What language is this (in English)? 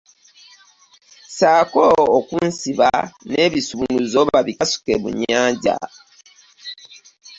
Ganda